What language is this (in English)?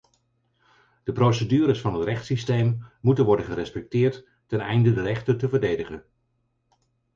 Dutch